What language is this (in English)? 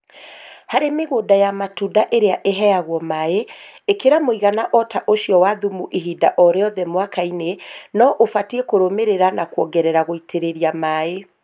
Kikuyu